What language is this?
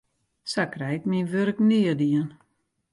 Western Frisian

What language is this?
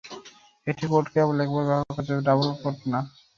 Bangla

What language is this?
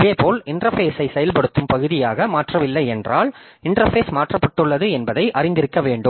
Tamil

